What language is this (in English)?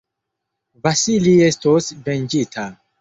Esperanto